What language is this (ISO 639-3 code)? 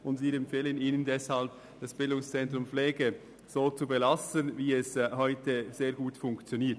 gsw